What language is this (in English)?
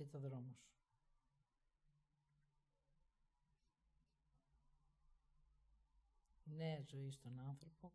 Greek